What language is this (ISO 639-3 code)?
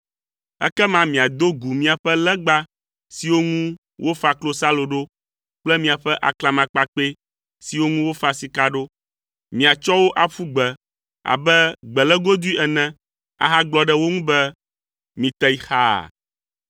ewe